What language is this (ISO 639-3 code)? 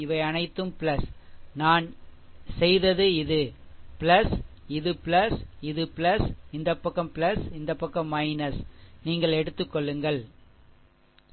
tam